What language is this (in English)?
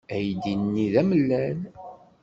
Kabyle